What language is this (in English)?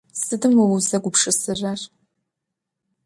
Adyghe